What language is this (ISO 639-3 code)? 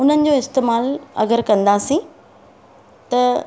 snd